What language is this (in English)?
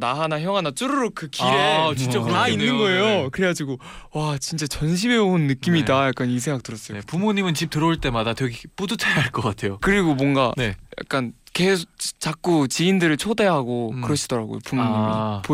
Korean